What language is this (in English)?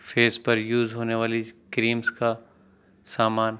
Urdu